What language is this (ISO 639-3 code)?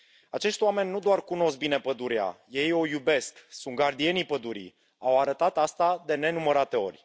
ron